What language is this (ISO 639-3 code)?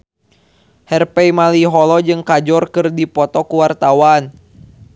sun